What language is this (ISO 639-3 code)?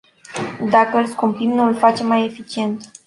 ron